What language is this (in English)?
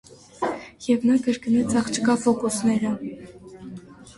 Armenian